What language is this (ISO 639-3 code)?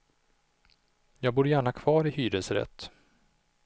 swe